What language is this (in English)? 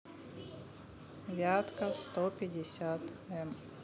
Russian